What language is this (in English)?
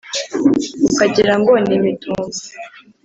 Kinyarwanda